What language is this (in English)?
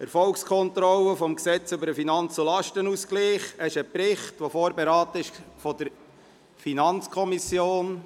Swiss German